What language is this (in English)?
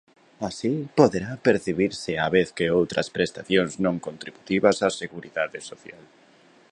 Galician